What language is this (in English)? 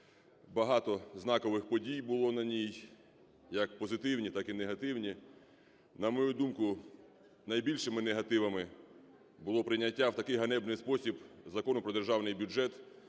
Ukrainian